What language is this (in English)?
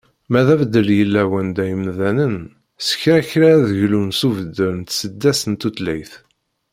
Kabyle